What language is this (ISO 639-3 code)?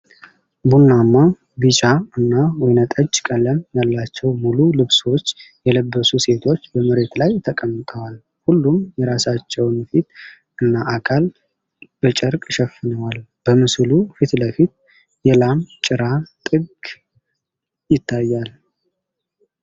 amh